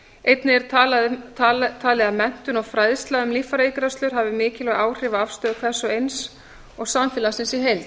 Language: Icelandic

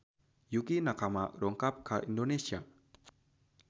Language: Sundanese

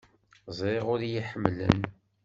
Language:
Kabyle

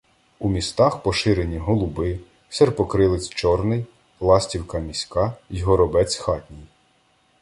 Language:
Ukrainian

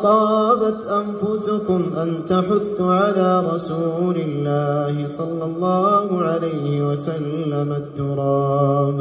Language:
Arabic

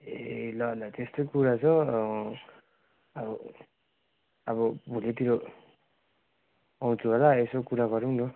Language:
Nepali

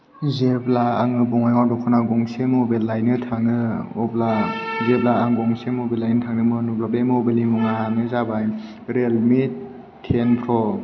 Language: Bodo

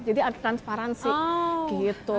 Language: Indonesian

